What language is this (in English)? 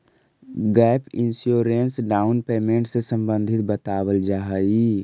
Magahi